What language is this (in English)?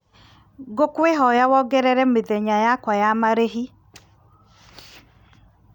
Kikuyu